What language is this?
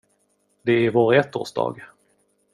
Swedish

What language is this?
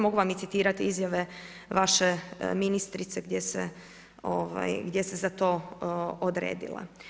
Croatian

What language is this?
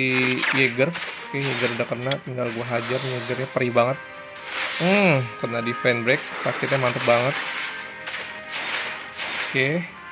Indonesian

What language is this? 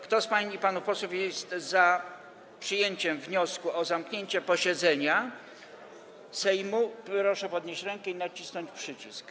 Polish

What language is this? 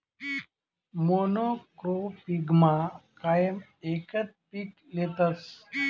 Marathi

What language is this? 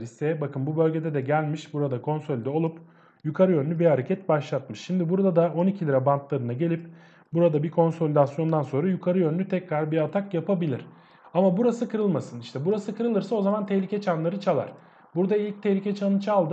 Turkish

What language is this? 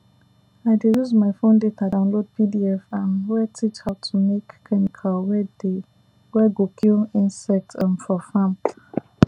Nigerian Pidgin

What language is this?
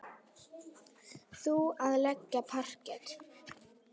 Icelandic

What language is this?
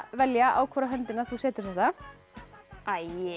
Icelandic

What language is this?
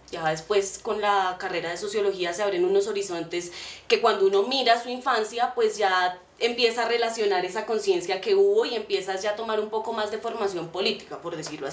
Spanish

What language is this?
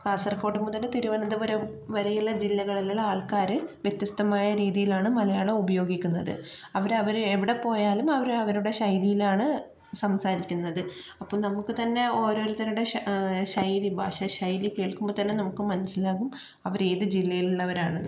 Malayalam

